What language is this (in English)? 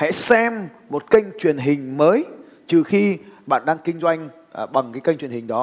Vietnamese